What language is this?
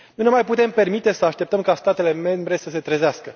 Romanian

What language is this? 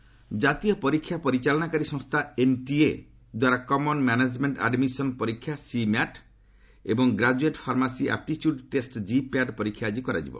Odia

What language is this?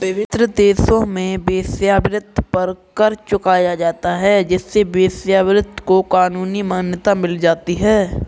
Hindi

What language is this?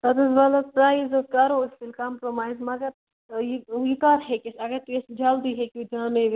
Kashmiri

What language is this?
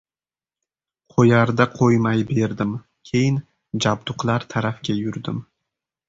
Uzbek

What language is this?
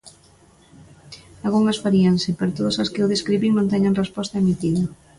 Galician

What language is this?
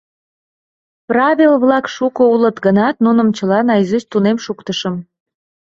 Mari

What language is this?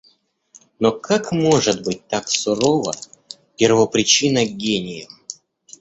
Russian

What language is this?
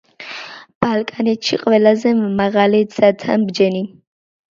Georgian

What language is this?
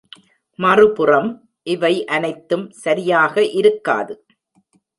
Tamil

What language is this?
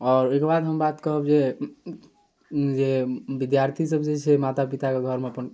Maithili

